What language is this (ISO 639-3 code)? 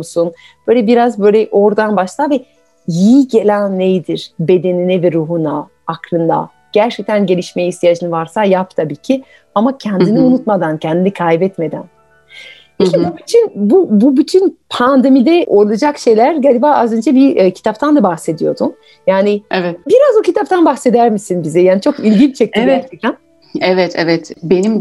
tur